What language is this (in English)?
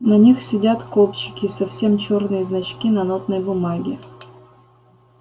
Russian